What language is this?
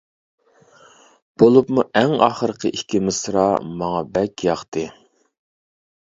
Uyghur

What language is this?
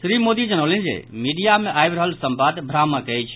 Maithili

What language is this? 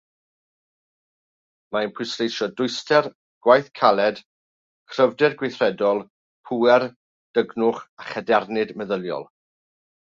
Welsh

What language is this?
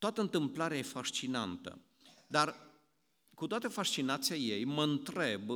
Romanian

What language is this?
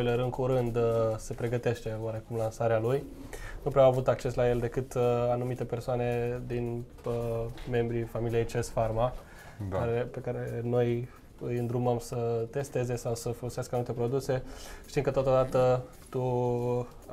Romanian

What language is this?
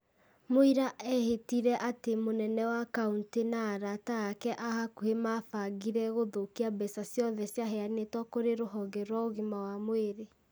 Kikuyu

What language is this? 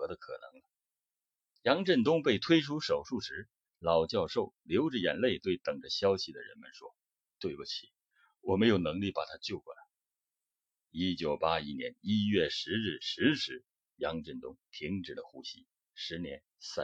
Chinese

